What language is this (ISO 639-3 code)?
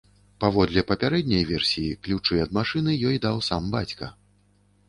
bel